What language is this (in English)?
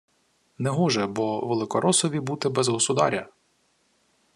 Ukrainian